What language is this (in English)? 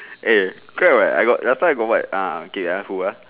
English